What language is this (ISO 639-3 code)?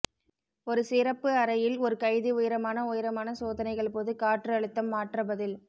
tam